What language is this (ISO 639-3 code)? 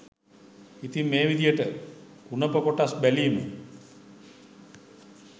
sin